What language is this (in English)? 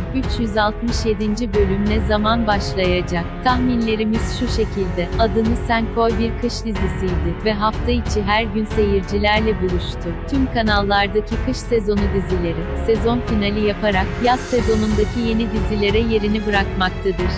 Turkish